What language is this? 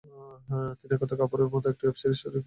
Bangla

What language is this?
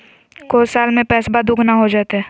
Magahi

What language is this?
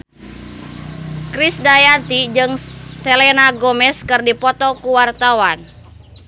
Sundanese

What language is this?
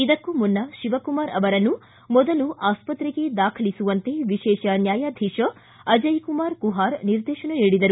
Kannada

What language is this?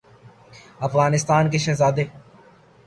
Urdu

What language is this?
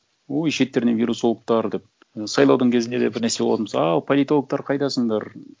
Kazakh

